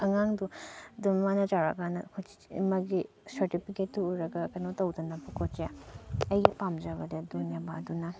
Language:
Manipuri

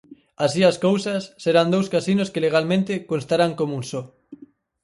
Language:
Galician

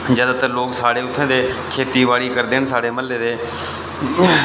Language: Dogri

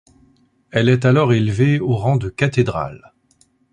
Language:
French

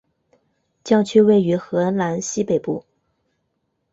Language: Chinese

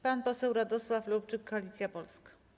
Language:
Polish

